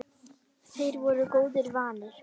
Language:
Icelandic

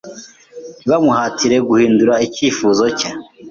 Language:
Kinyarwanda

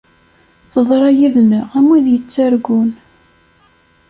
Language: Kabyle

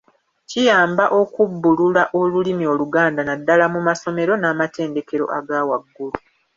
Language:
Ganda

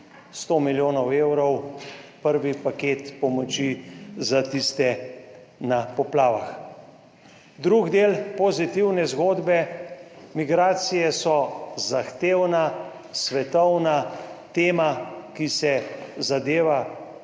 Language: Slovenian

